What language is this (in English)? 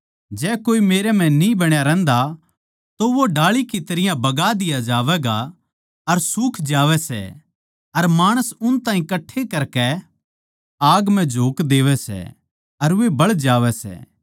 Haryanvi